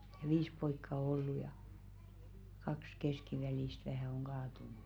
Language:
Finnish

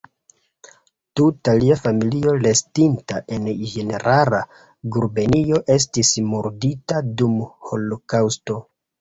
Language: Esperanto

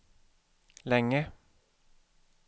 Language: Swedish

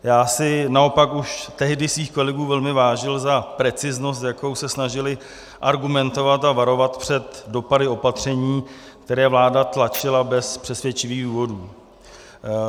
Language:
Czech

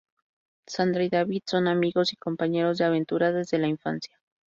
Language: Spanish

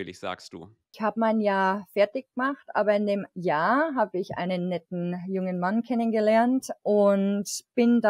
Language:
German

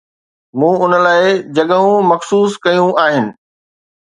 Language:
Sindhi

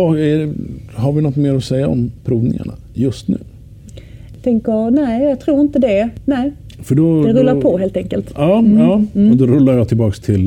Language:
Swedish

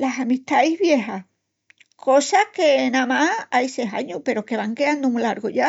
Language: Extremaduran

